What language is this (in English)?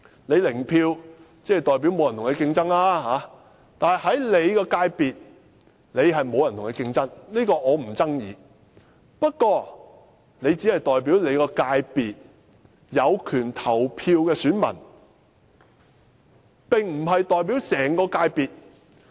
Cantonese